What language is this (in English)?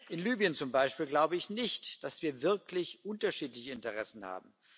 German